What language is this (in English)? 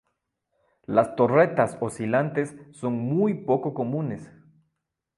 Spanish